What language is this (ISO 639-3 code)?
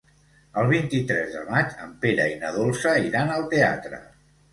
cat